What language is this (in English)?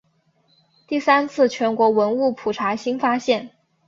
Chinese